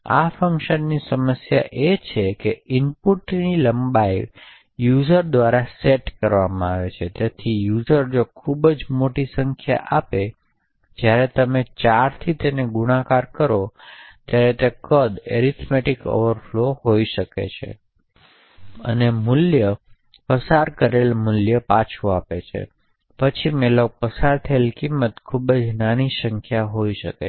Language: Gujarati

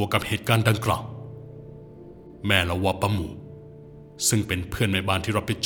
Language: Thai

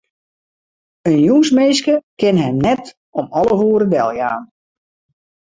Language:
Western Frisian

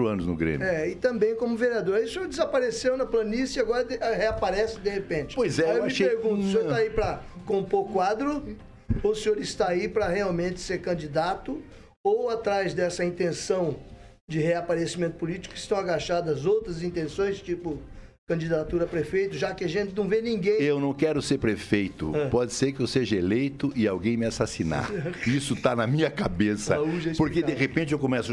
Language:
Portuguese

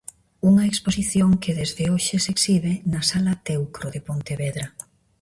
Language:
Galician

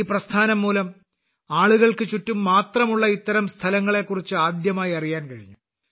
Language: Malayalam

